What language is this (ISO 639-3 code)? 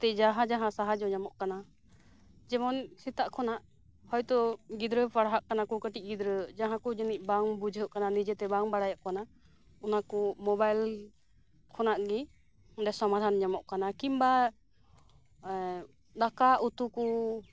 sat